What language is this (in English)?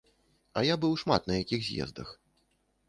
Belarusian